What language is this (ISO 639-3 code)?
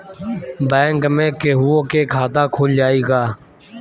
bho